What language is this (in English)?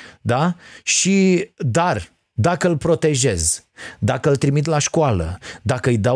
Romanian